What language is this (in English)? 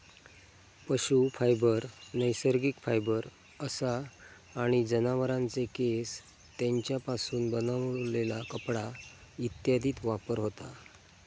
Marathi